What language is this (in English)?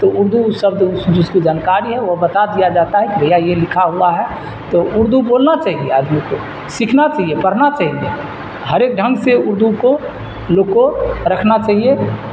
Urdu